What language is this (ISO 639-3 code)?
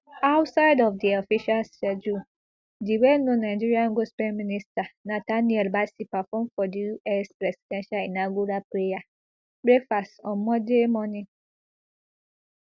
pcm